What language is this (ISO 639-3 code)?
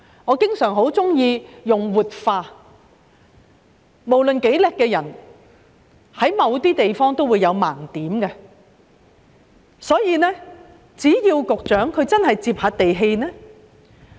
yue